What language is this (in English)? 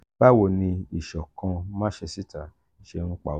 Yoruba